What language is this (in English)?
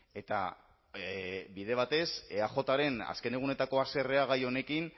Basque